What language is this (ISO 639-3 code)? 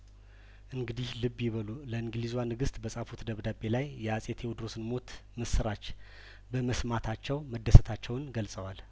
amh